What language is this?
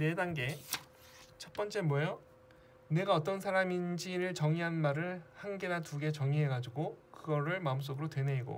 Korean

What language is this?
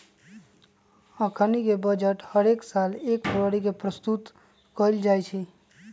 Magahi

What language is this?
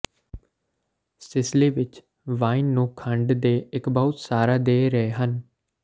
Punjabi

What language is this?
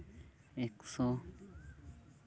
Santali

